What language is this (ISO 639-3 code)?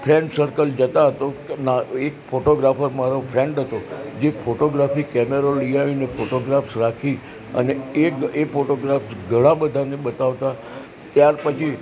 guj